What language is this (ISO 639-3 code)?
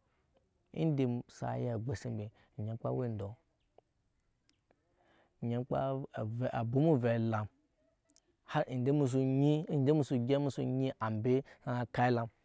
yes